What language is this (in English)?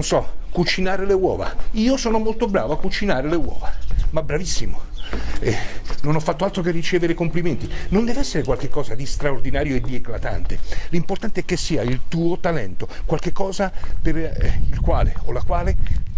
Italian